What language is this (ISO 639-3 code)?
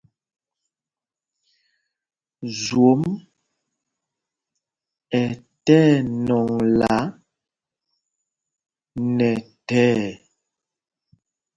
mgg